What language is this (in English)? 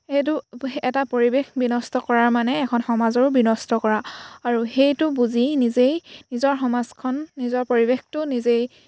Assamese